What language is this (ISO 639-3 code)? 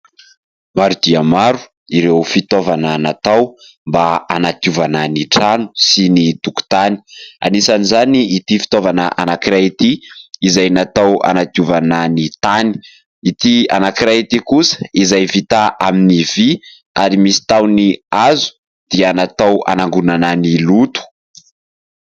mlg